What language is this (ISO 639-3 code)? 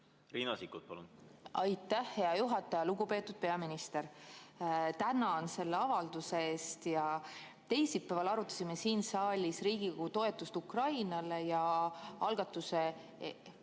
est